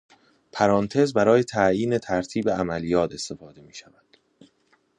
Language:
Persian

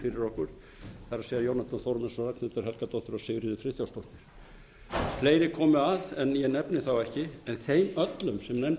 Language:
Icelandic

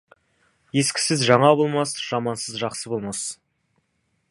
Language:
Kazakh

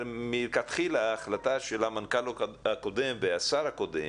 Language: Hebrew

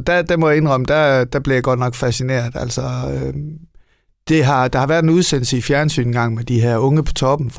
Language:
Danish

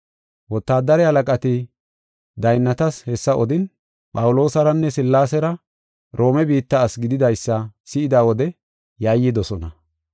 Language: Gofa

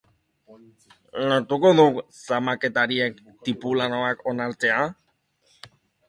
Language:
Basque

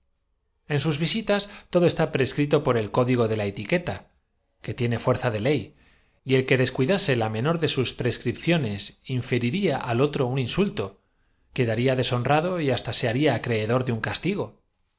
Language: Spanish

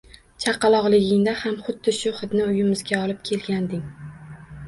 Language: Uzbek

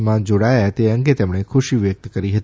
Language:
Gujarati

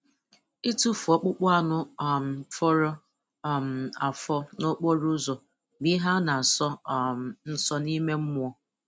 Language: Igbo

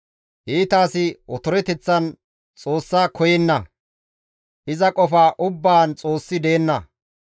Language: Gamo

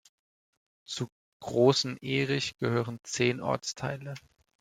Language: German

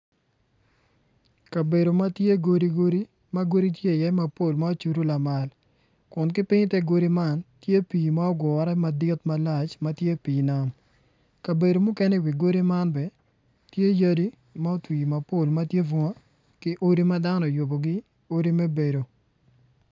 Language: Acoli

